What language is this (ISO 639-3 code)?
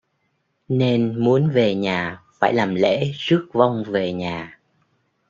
vie